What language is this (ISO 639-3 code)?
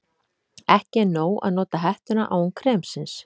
isl